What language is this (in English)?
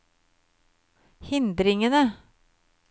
Norwegian